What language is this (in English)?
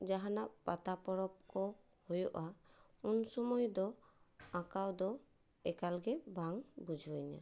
Santali